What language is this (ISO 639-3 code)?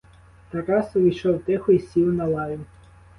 ukr